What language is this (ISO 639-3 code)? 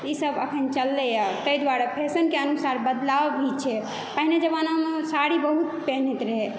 mai